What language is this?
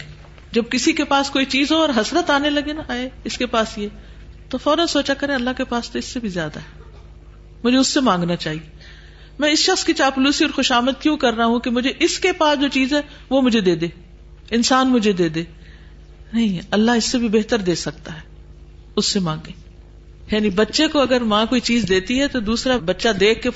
Urdu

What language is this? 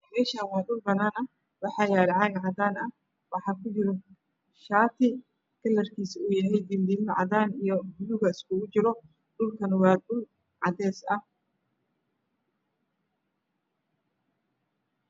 Somali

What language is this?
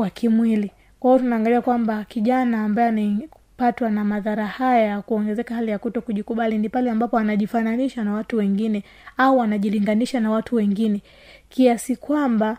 Swahili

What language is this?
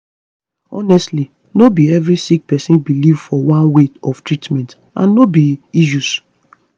Nigerian Pidgin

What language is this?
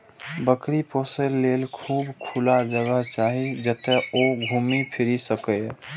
Maithili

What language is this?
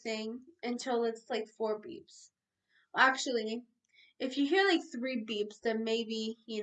English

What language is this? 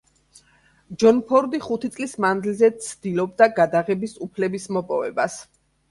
Georgian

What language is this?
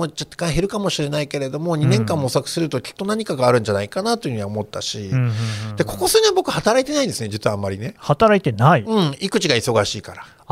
Japanese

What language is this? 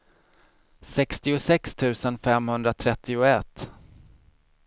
Swedish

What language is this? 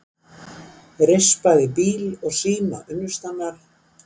Icelandic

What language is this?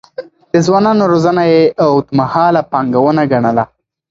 Pashto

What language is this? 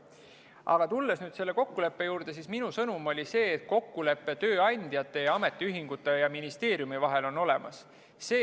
Estonian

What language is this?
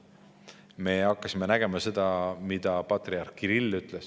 Estonian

